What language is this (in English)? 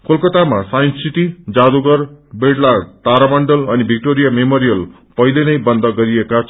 Nepali